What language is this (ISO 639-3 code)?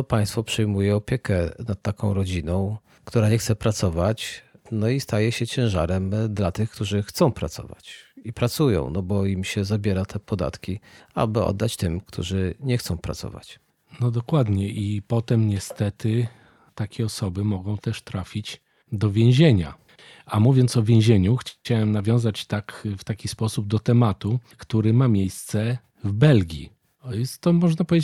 pol